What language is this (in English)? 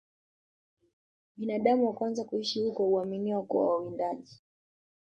Swahili